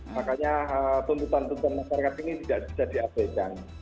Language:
Indonesian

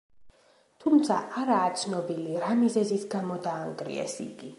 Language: Georgian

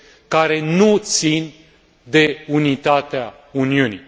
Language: Romanian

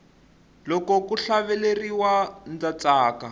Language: Tsonga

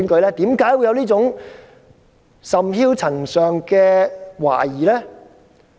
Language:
Cantonese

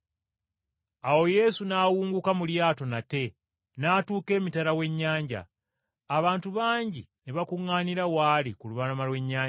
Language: Ganda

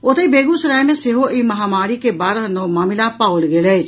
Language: Maithili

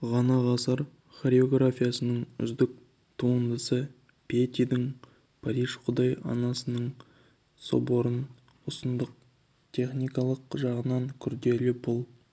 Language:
Kazakh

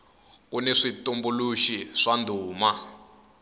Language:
Tsonga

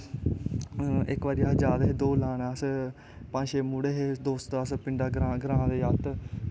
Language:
Dogri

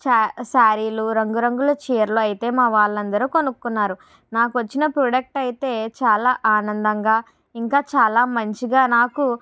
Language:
Telugu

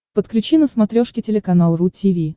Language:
Russian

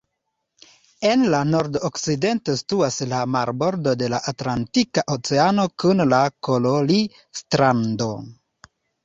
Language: Esperanto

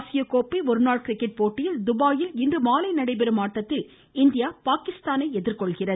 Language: Tamil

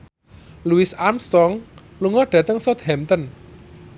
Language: Javanese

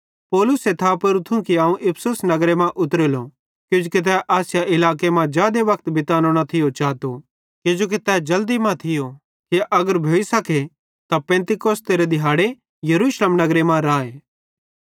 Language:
Bhadrawahi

